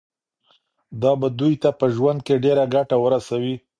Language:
Pashto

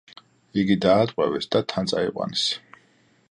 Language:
Georgian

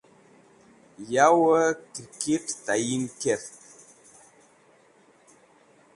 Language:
Wakhi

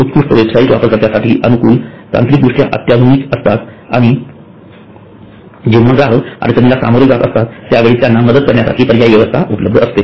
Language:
Marathi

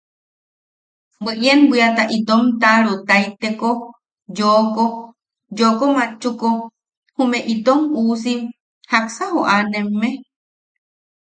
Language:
Yaqui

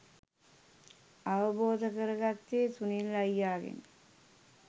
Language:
Sinhala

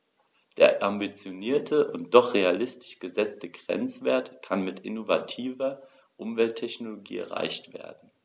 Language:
German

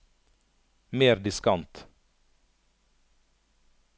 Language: Norwegian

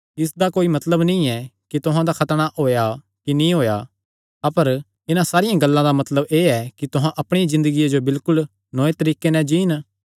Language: Kangri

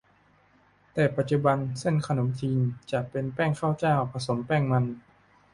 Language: Thai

